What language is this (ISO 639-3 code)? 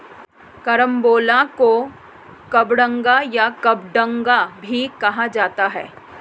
hin